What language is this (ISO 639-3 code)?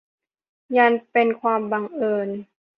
tha